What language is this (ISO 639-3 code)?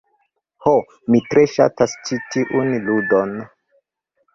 epo